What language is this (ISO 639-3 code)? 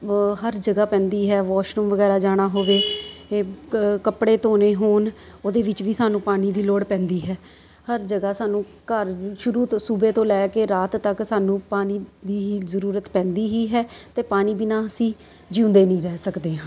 pan